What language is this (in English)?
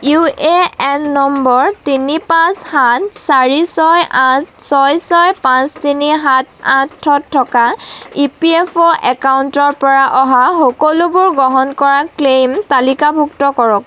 Assamese